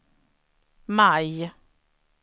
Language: Swedish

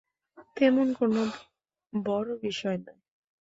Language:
Bangla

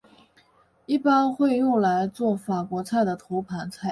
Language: Chinese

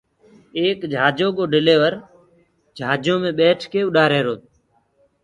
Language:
Gurgula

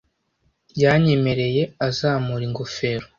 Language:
Kinyarwanda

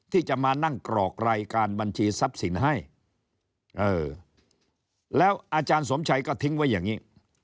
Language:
Thai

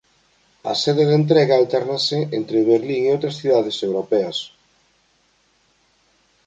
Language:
Galician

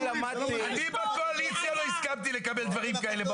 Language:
Hebrew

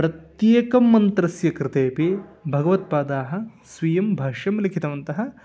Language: Sanskrit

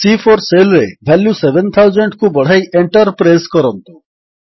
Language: Odia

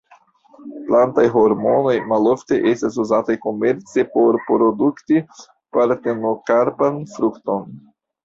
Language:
Esperanto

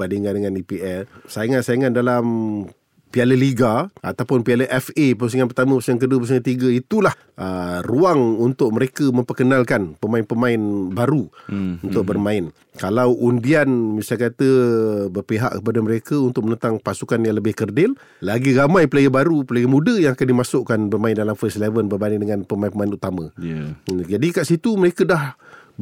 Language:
Malay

